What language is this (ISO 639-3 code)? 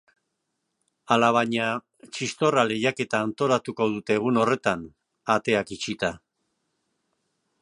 eus